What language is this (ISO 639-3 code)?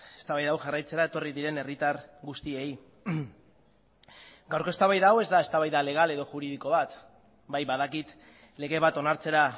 eus